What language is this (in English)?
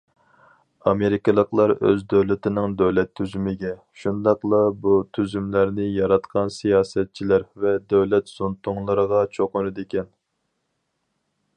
Uyghur